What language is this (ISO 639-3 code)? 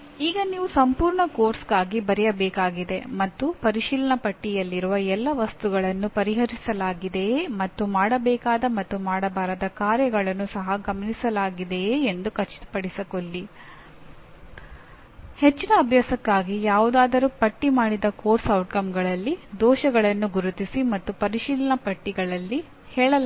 kan